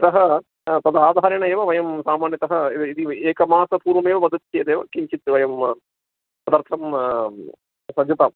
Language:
Sanskrit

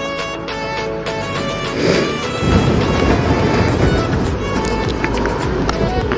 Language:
Indonesian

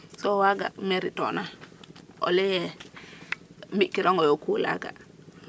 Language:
Serer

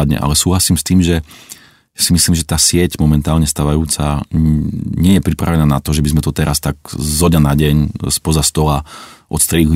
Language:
Czech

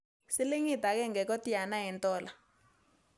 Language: Kalenjin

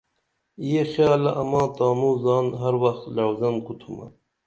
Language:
Dameli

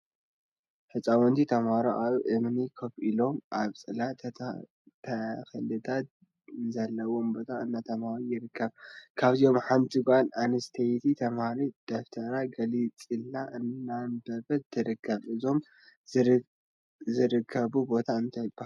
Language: Tigrinya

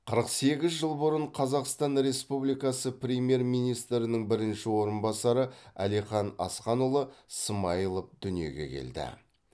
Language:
Kazakh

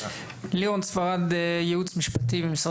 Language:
Hebrew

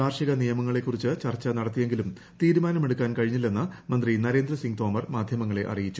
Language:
Malayalam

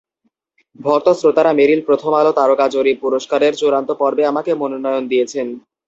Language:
Bangla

